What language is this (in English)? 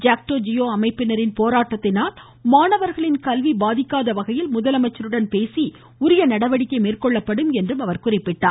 Tamil